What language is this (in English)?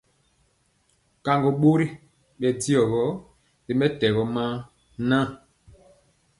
Mpiemo